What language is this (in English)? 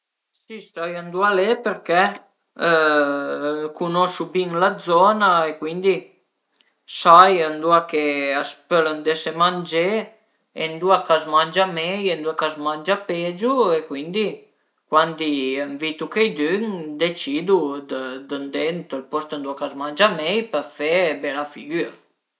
Piedmontese